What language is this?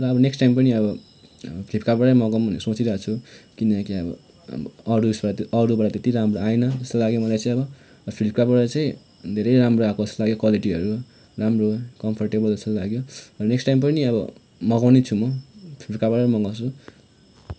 Nepali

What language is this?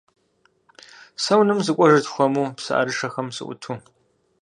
Kabardian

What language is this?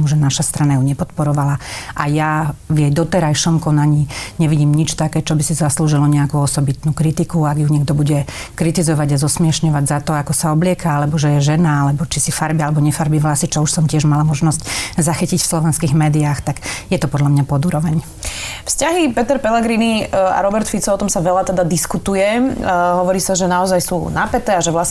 Slovak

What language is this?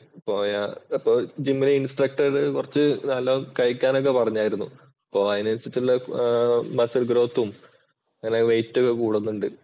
Malayalam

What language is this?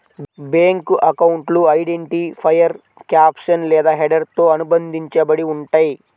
Telugu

